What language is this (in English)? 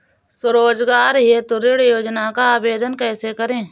Hindi